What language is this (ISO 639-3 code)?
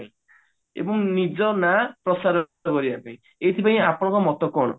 ori